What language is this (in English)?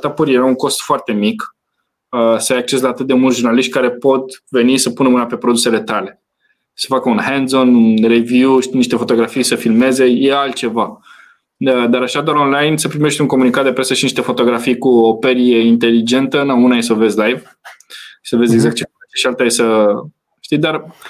Romanian